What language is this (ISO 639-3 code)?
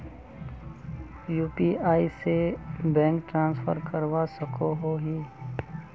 mag